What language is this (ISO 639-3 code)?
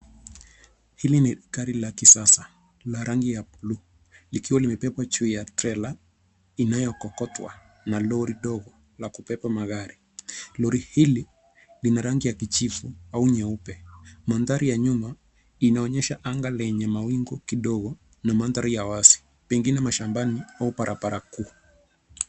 swa